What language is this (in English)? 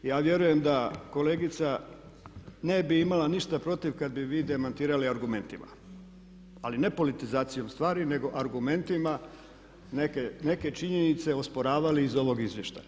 Croatian